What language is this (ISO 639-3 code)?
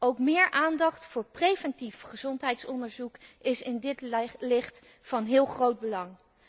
nld